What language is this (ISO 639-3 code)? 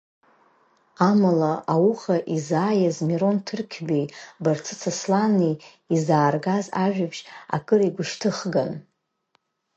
abk